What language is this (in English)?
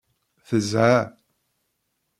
Kabyle